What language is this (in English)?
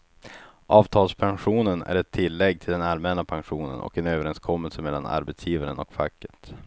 Swedish